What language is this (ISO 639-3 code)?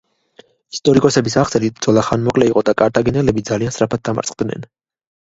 kat